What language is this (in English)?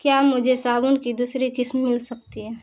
Urdu